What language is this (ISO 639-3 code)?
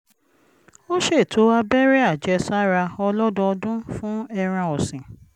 yor